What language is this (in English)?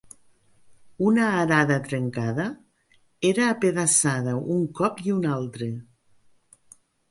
Catalan